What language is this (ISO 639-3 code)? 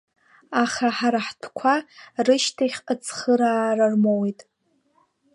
abk